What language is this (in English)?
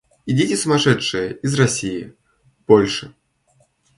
Russian